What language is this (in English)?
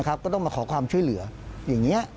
Thai